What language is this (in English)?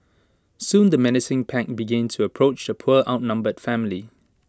English